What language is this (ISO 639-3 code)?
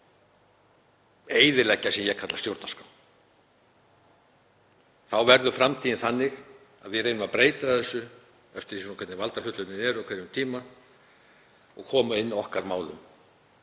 isl